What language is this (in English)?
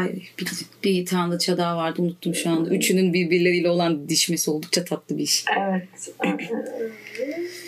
Turkish